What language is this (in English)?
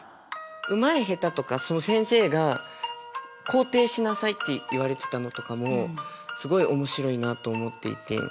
Japanese